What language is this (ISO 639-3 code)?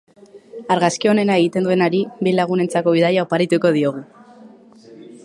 eus